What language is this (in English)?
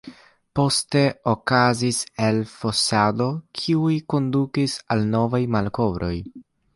Esperanto